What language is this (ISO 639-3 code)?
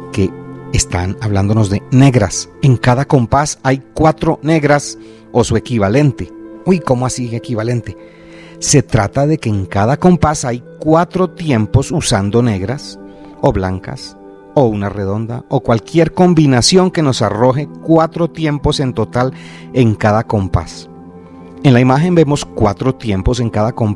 spa